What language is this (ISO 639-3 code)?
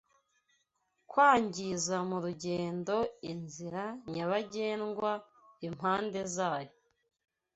kin